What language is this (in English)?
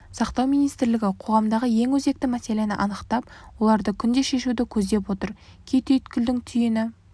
Kazakh